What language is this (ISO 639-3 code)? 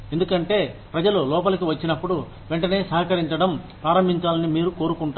tel